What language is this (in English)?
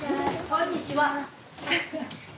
Japanese